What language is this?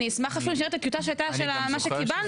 Hebrew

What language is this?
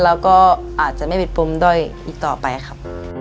Thai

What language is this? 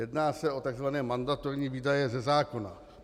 Czech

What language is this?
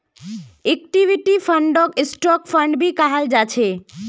Magahi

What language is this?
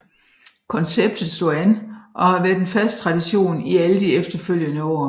Danish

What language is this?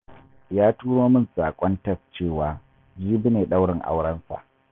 Hausa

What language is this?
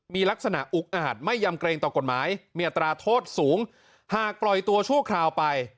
Thai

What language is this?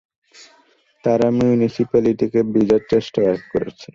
Bangla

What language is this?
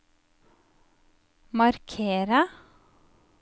Norwegian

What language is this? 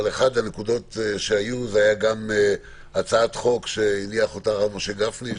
Hebrew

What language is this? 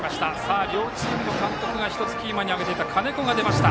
Japanese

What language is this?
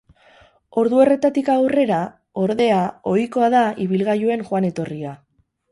Basque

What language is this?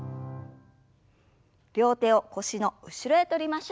Japanese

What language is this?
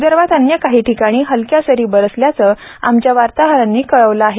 Marathi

